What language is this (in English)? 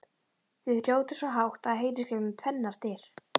Icelandic